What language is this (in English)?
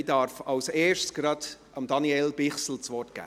Swiss German